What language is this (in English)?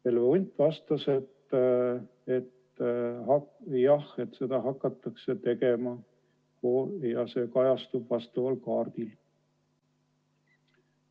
Estonian